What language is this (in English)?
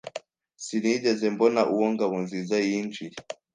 Kinyarwanda